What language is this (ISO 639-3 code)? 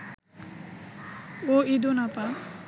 ben